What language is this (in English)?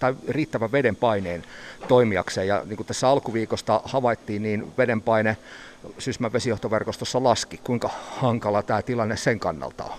Finnish